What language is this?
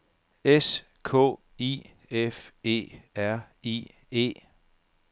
Danish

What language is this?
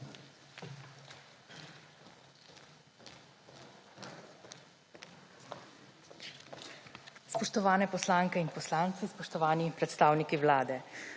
Slovenian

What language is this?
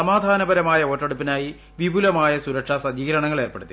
Malayalam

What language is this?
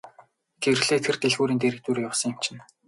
Mongolian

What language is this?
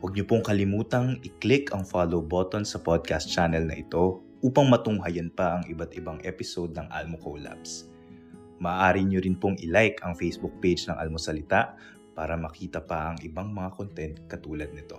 Filipino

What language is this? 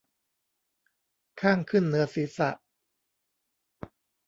Thai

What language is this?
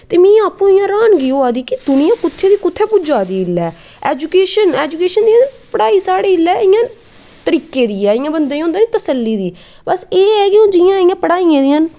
Dogri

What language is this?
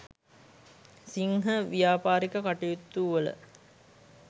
Sinhala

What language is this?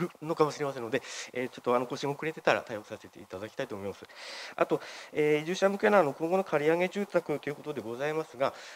Japanese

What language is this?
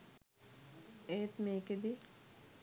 Sinhala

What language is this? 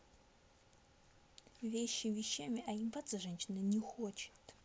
Russian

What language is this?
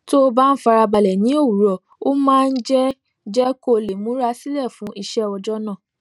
Yoruba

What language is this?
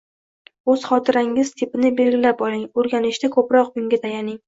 Uzbek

